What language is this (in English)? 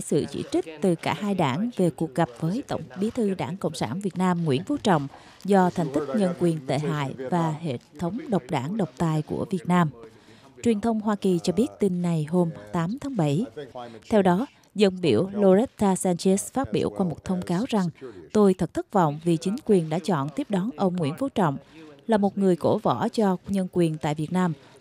Vietnamese